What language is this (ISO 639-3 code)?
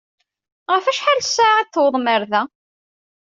kab